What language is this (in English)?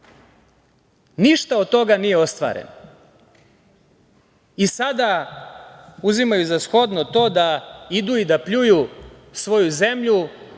Serbian